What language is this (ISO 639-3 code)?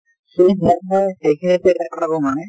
asm